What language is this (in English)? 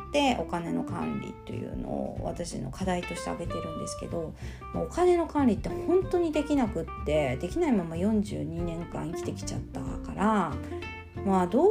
Japanese